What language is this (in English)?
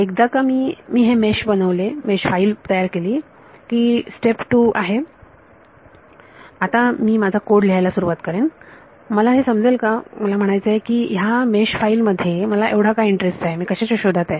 Marathi